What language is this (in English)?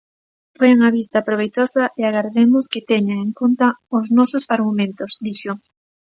Galician